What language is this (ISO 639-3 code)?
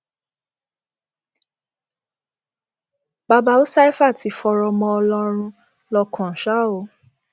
yor